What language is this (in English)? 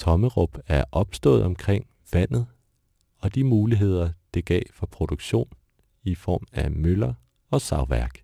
Danish